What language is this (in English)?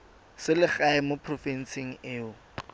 Tswana